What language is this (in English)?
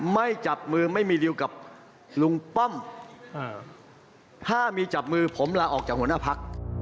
Thai